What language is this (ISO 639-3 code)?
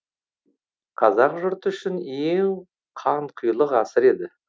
kaz